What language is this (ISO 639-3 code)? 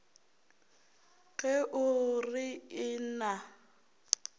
nso